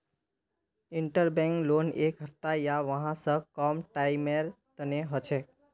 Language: Magahi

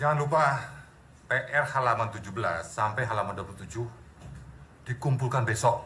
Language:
Indonesian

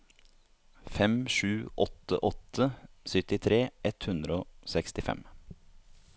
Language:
Norwegian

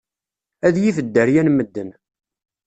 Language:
Kabyle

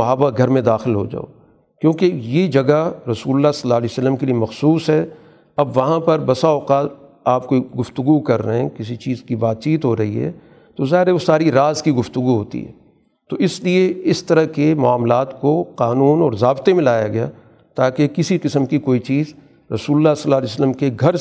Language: Urdu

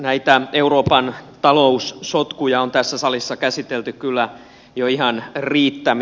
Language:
Finnish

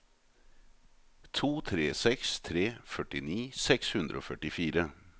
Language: Norwegian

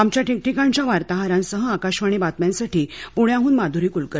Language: Marathi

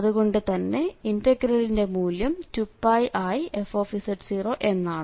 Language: Malayalam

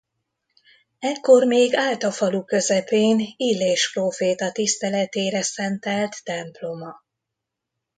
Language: Hungarian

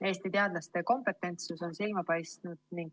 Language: Estonian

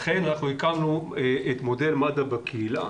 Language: Hebrew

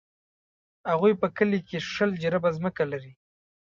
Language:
Pashto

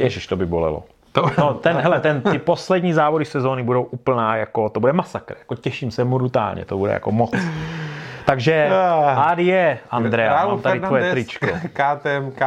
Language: Czech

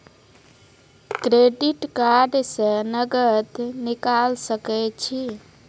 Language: Maithili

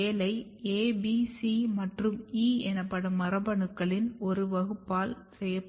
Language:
Tamil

